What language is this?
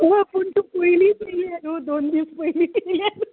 Konkani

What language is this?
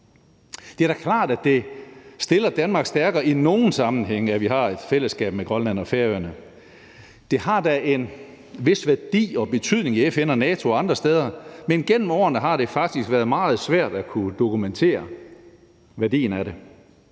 Danish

